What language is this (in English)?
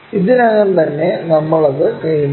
Malayalam